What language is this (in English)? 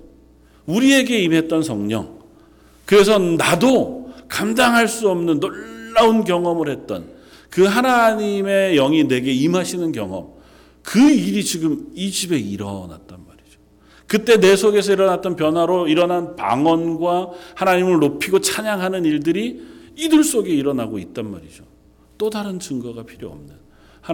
Korean